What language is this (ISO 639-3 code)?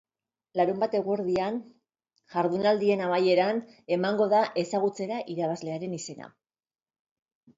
eus